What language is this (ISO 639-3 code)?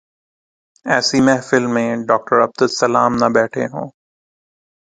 urd